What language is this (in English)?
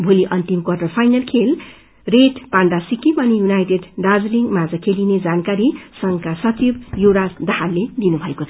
Nepali